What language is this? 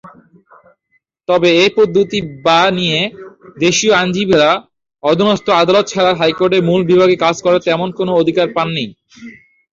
Bangla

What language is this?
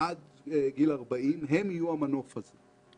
Hebrew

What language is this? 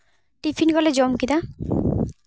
Santali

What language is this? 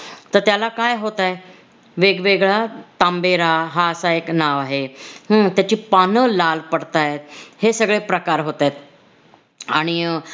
Marathi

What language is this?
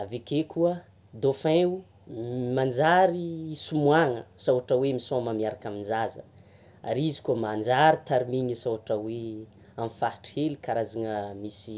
Tsimihety Malagasy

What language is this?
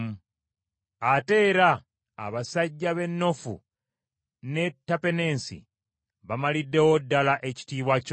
Ganda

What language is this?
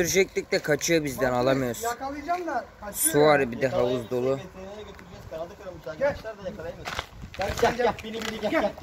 Turkish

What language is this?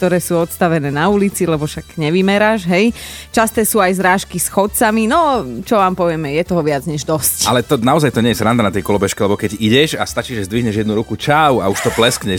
Slovak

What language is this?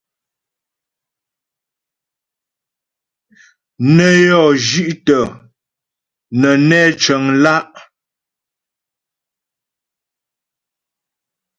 Ghomala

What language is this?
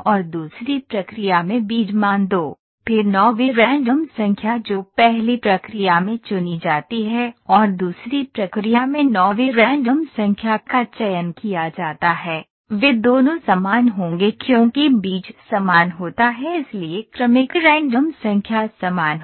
Hindi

